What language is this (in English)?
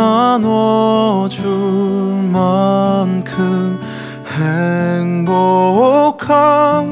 Korean